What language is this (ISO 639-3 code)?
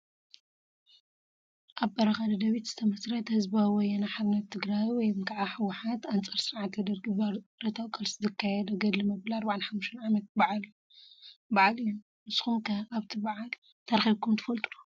tir